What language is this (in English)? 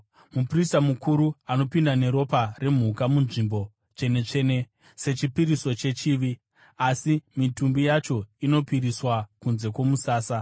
Shona